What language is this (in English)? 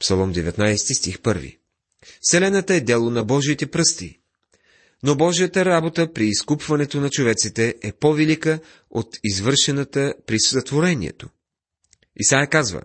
Bulgarian